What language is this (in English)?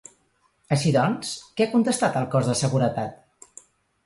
Catalan